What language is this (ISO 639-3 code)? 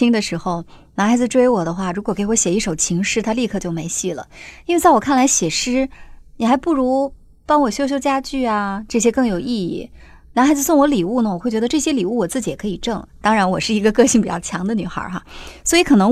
zho